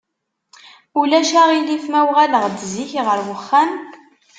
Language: Kabyle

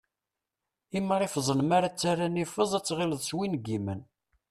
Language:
Kabyle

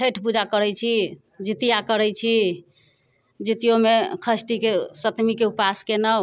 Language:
Maithili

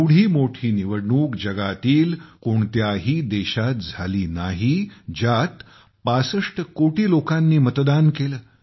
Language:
Marathi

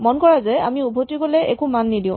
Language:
Assamese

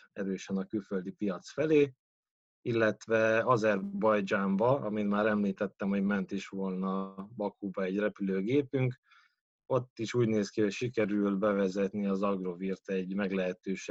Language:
Hungarian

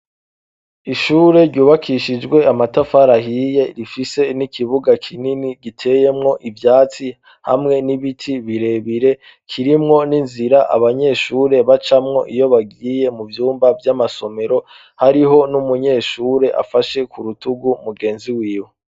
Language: Rundi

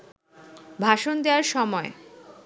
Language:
Bangla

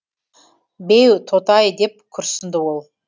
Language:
Kazakh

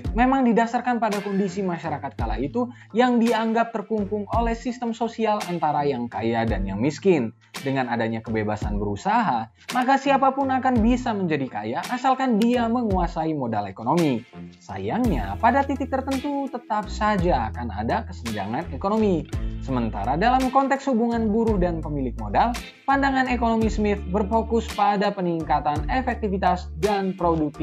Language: Indonesian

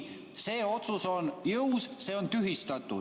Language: Estonian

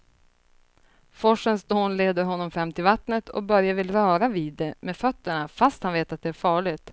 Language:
Swedish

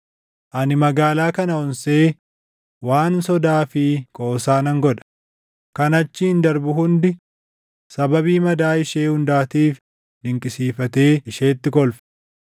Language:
Oromo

